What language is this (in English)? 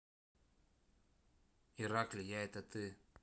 Russian